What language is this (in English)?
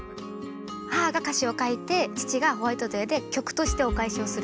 Japanese